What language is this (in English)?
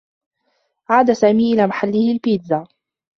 Arabic